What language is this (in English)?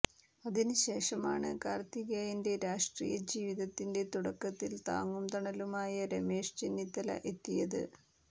Malayalam